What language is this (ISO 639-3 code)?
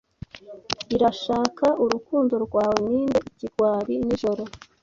kin